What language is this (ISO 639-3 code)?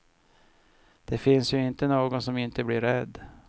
swe